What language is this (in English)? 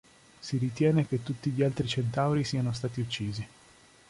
Italian